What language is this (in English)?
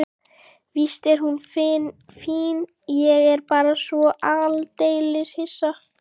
Icelandic